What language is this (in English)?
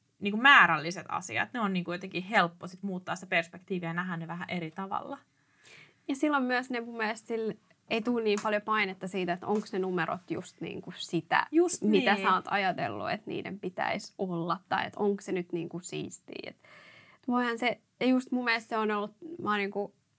Finnish